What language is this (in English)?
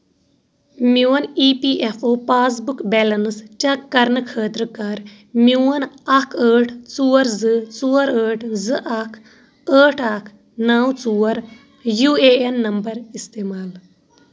Kashmiri